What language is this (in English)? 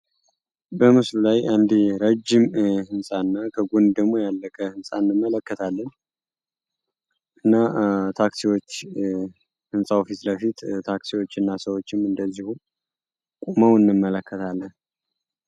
Amharic